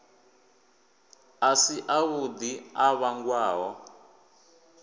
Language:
Venda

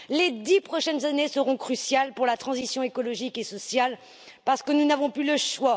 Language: French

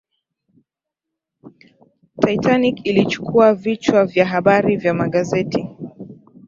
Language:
Swahili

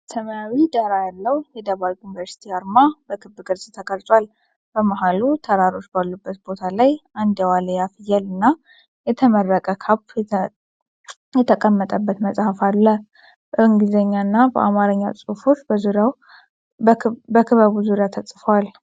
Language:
Amharic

